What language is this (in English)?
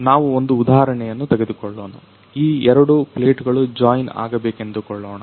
Kannada